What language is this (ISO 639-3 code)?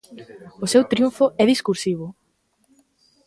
glg